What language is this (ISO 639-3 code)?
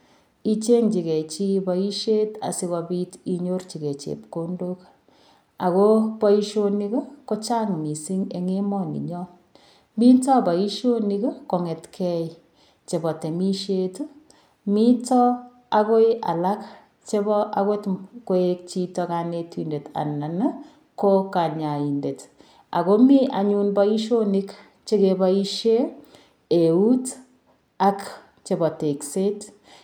kln